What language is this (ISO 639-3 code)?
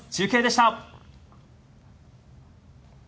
jpn